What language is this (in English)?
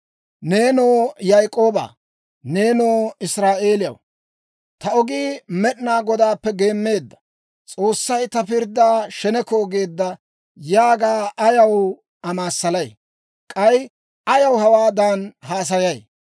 Dawro